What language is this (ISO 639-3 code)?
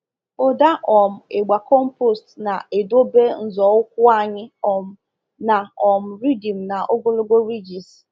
ibo